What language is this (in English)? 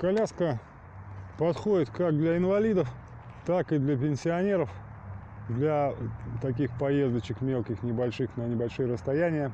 Russian